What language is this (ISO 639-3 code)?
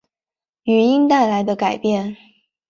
zho